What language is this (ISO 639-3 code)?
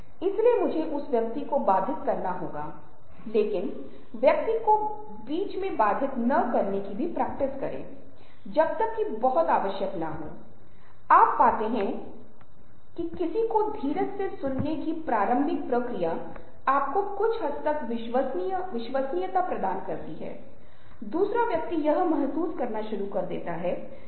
hin